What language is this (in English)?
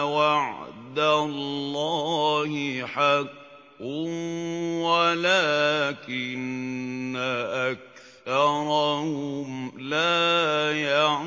Arabic